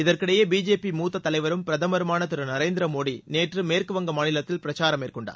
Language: Tamil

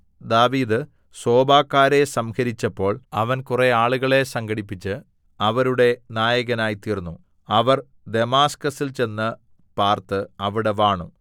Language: Malayalam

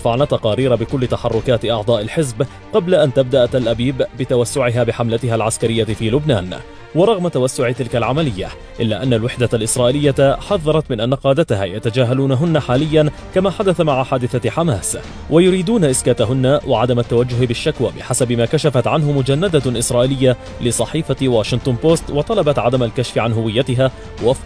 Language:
Arabic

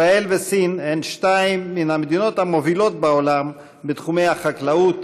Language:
Hebrew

